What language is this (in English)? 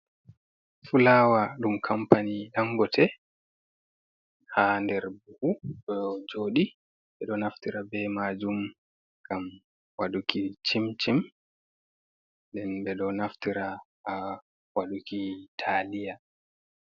Fula